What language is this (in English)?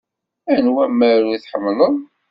Kabyle